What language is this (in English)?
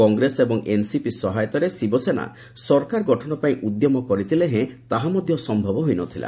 Odia